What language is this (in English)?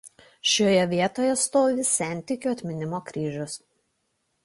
Lithuanian